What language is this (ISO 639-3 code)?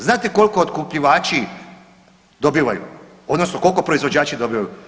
hrv